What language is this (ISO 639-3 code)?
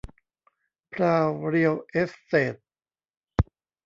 tha